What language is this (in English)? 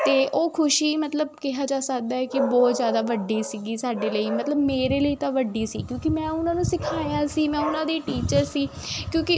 Punjabi